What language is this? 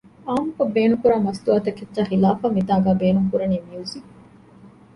Divehi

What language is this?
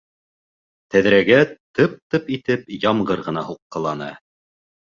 Bashkir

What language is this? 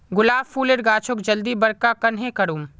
Magahi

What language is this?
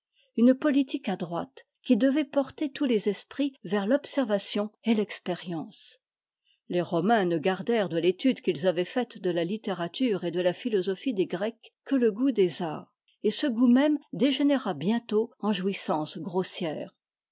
French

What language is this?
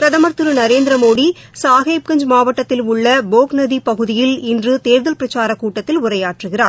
Tamil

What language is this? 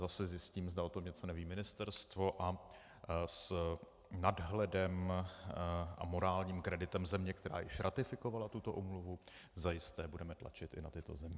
Czech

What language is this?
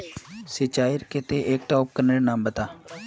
Magahi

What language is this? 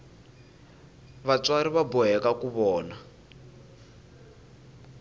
Tsonga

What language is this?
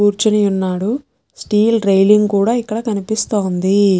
Telugu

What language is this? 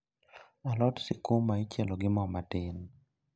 Luo (Kenya and Tanzania)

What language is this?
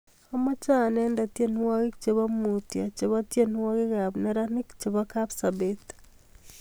Kalenjin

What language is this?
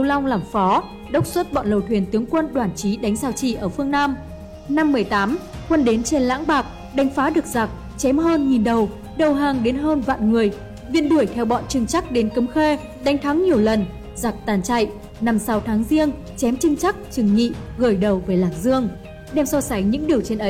Vietnamese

